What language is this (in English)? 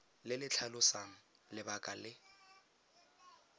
Tswana